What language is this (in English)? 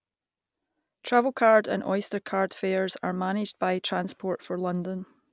English